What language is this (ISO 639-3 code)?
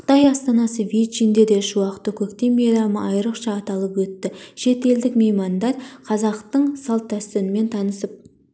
kaz